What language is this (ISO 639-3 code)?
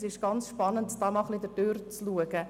gsw